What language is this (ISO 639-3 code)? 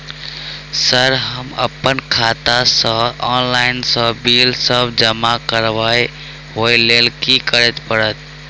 mai